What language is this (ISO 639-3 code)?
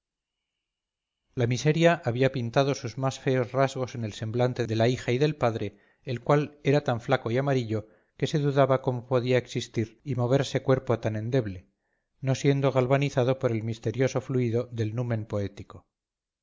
spa